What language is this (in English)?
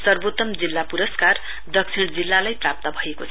Nepali